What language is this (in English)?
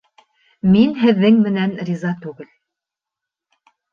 Bashkir